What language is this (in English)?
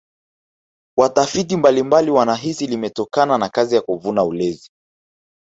Swahili